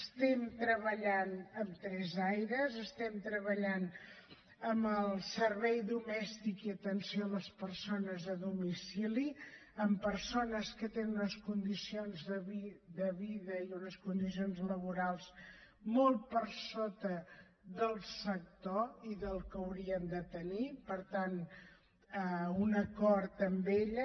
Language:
Catalan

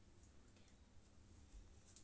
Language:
Maithili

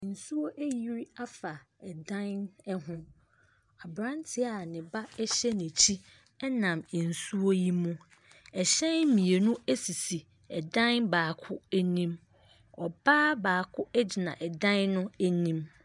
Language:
Akan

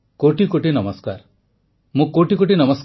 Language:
Odia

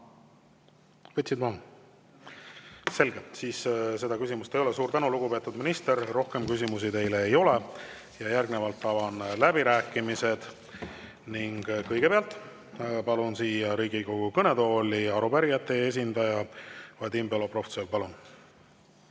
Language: Estonian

